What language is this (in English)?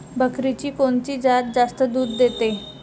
Marathi